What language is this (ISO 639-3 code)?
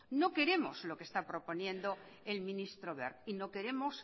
spa